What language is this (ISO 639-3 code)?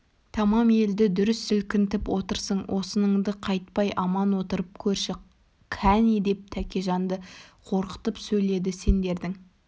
kaz